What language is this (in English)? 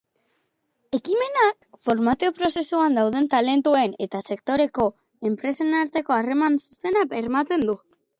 Basque